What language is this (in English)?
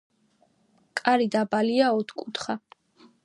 Georgian